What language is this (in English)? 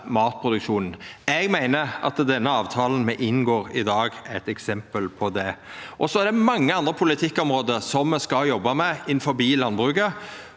Norwegian